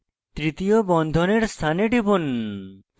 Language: Bangla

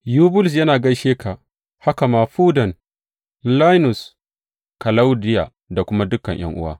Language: Hausa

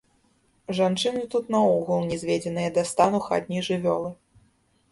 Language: Belarusian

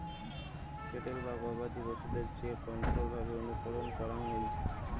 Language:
Bangla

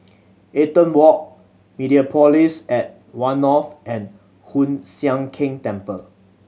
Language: English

